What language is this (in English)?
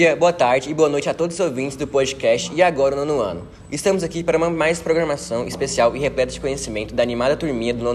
Portuguese